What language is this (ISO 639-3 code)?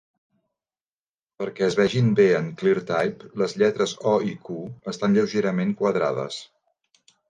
cat